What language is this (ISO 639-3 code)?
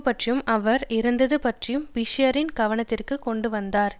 tam